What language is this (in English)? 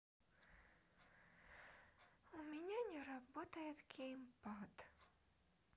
Russian